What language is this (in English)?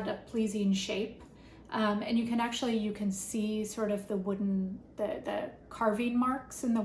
English